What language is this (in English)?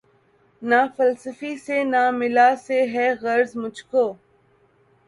Urdu